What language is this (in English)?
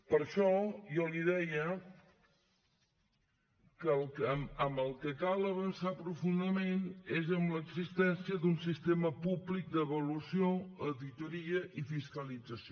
Catalan